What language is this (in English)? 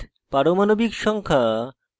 Bangla